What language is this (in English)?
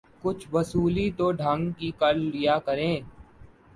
Urdu